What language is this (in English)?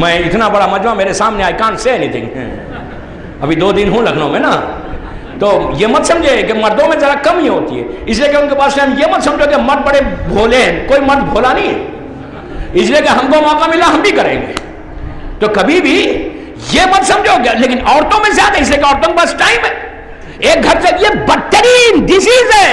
Hindi